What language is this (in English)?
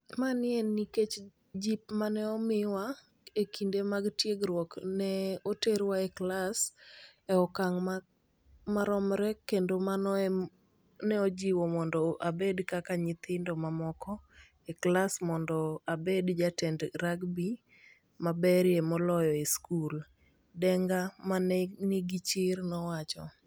Luo (Kenya and Tanzania)